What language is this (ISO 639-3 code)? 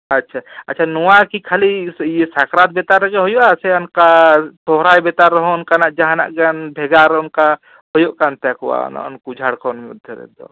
sat